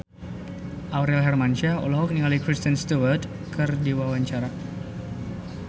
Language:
Sundanese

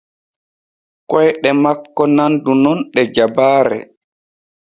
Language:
Borgu Fulfulde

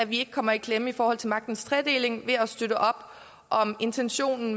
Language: Danish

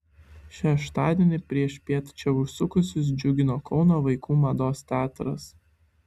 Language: Lithuanian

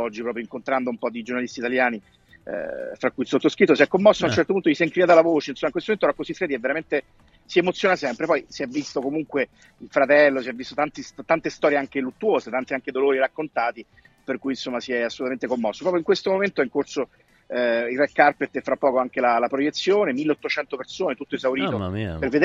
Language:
Italian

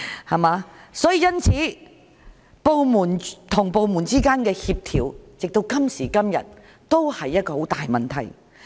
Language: Cantonese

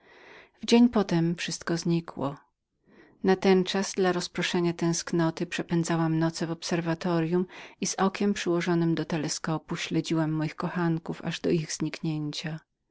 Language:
Polish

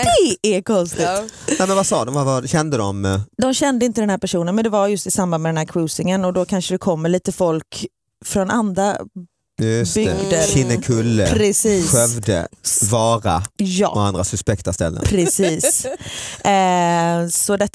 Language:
Swedish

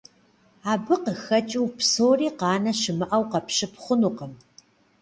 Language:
Kabardian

